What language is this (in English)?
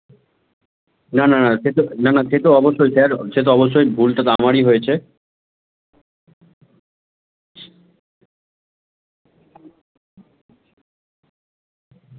Bangla